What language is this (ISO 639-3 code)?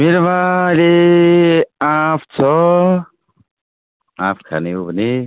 nep